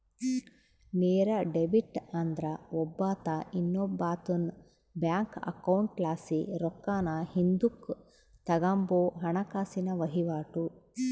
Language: Kannada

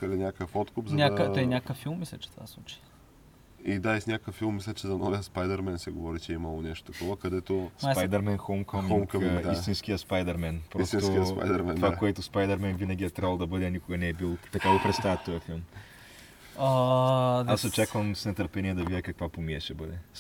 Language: Bulgarian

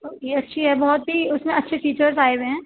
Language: Urdu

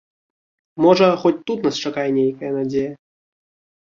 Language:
Belarusian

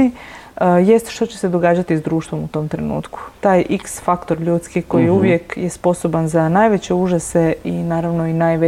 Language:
Croatian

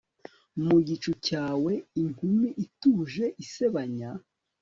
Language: Kinyarwanda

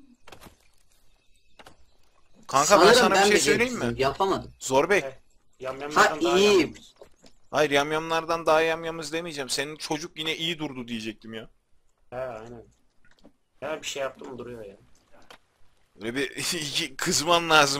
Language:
Turkish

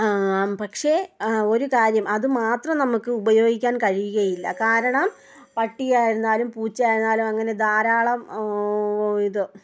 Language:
Malayalam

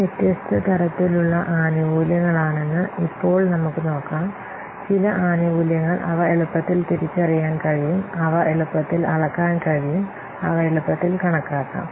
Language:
Malayalam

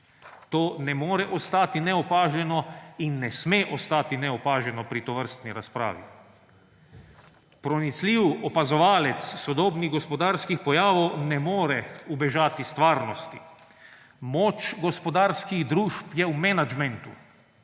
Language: Slovenian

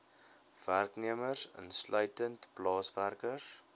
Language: Afrikaans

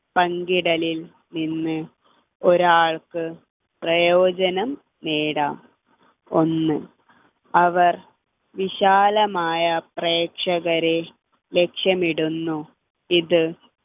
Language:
Malayalam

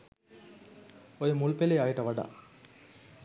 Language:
Sinhala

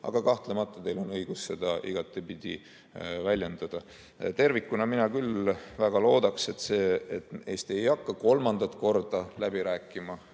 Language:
Estonian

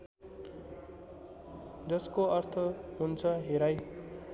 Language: Nepali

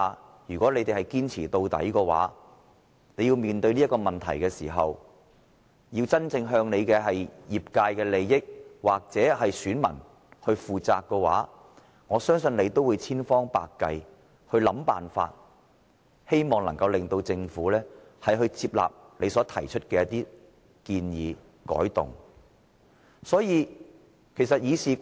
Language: Cantonese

